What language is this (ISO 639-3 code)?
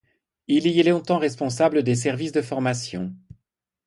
fra